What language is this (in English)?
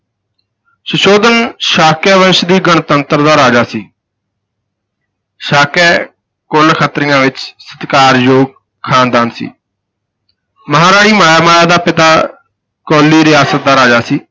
Punjabi